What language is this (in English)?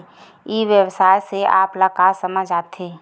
Chhattisgarhi